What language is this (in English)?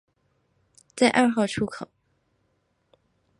Chinese